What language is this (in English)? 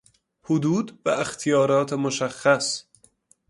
Persian